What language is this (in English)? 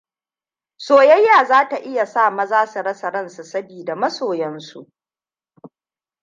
Hausa